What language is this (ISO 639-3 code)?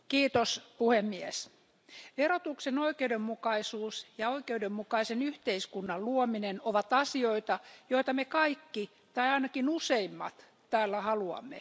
fin